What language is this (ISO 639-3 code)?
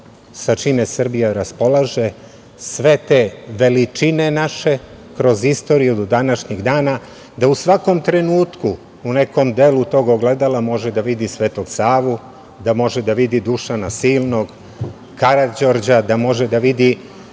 srp